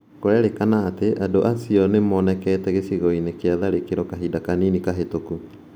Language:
Kikuyu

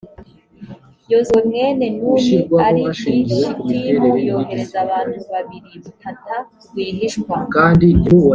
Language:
Kinyarwanda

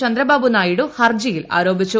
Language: Malayalam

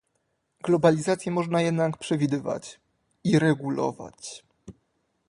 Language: Polish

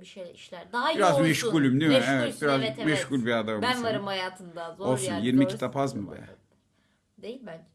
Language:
Turkish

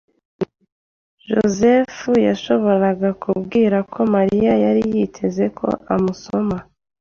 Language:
Kinyarwanda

